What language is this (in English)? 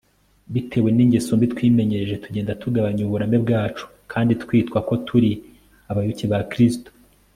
Kinyarwanda